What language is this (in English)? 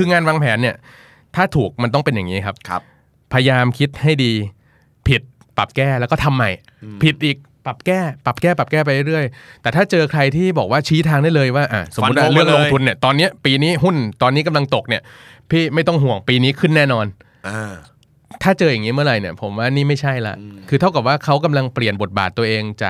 Thai